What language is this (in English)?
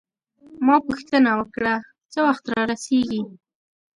Pashto